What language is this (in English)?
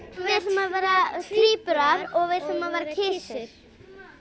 Icelandic